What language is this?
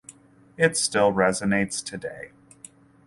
English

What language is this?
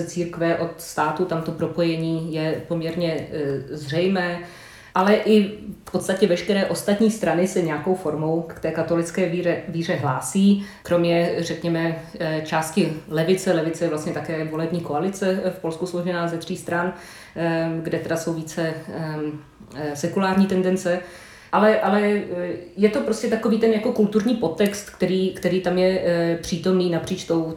Czech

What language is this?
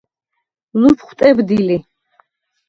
Svan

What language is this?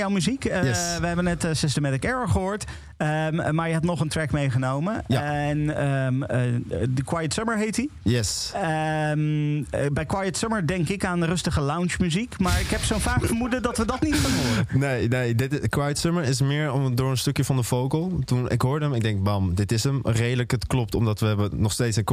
Dutch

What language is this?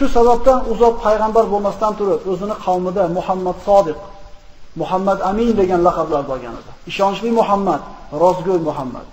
Turkish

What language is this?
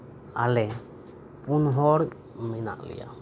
Santali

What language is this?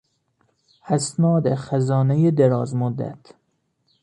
Persian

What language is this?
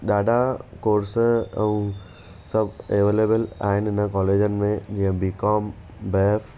Sindhi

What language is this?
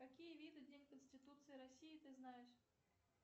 Russian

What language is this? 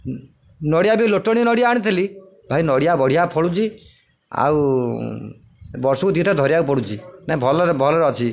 Odia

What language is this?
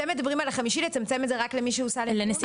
Hebrew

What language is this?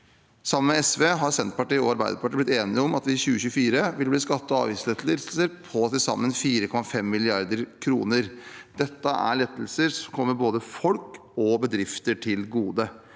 Norwegian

